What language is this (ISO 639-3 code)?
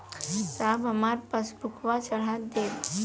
bho